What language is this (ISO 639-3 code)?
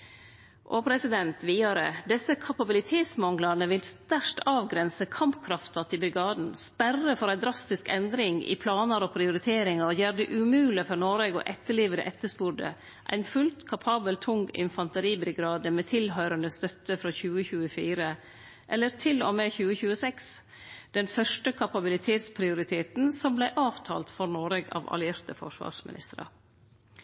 nno